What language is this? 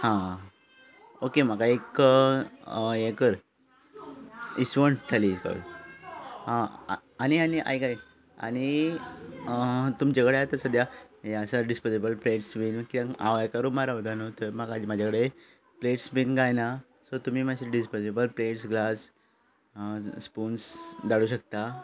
Konkani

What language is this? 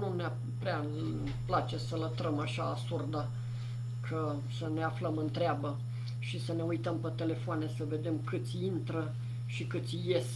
Romanian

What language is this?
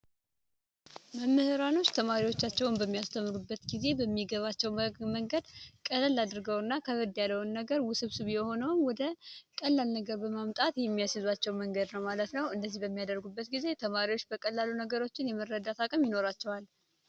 Amharic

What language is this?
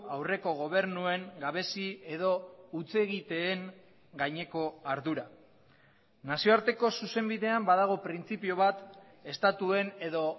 Basque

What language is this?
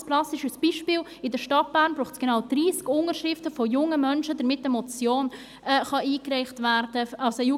Swiss German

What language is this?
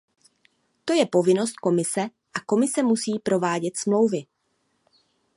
Czech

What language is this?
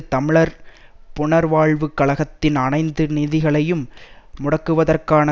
Tamil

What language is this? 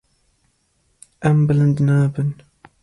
Kurdish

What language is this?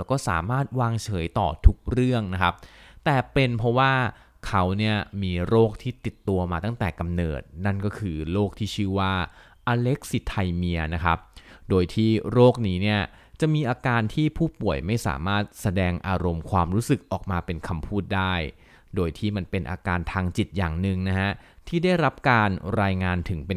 Thai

